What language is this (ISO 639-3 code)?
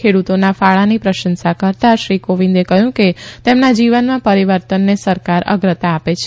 guj